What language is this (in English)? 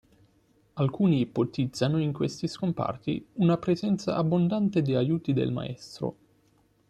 Italian